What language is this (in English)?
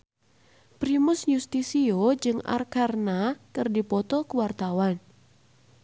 Sundanese